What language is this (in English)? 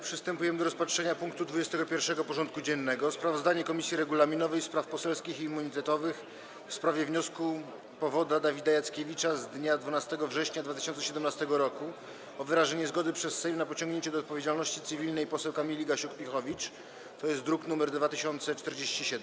Polish